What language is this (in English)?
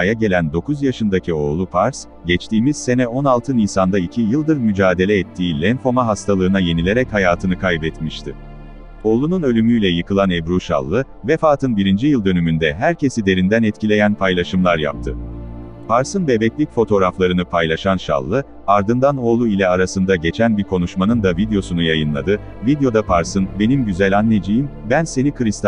Turkish